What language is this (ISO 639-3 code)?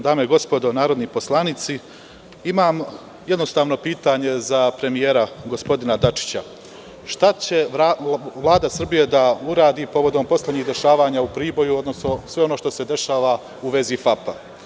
srp